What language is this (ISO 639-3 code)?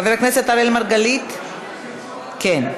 heb